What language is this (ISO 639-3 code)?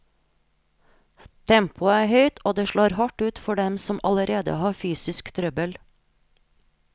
nor